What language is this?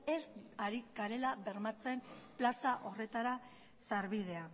Basque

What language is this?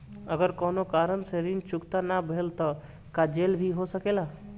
Bhojpuri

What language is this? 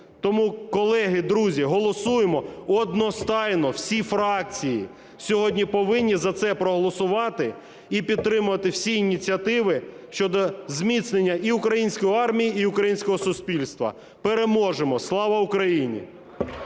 Ukrainian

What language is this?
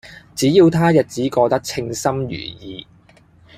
Cantonese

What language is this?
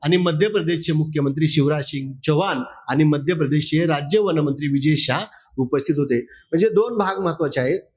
Marathi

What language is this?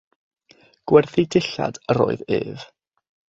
Welsh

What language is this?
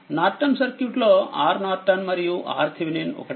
Telugu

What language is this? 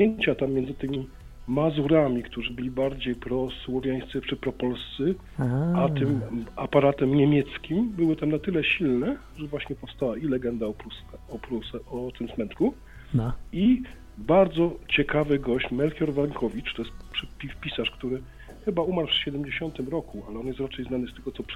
Polish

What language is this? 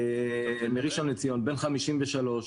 Hebrew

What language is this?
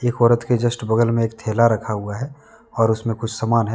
Hindi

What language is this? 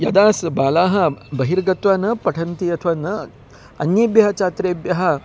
Sanskrit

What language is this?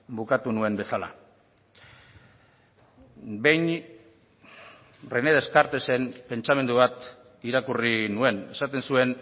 Basque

